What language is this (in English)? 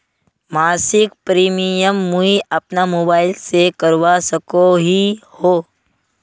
Magahi